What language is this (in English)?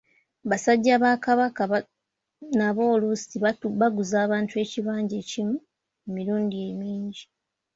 Ganda